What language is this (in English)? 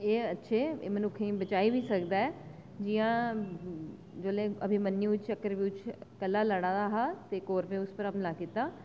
Dogri